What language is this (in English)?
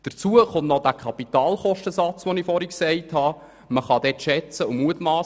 Swiss German